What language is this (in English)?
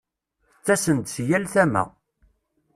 Kabyle